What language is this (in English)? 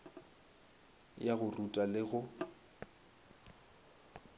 Northern Sotho